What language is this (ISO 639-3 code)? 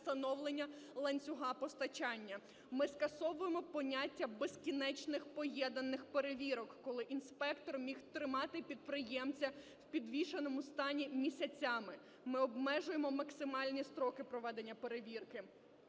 ukr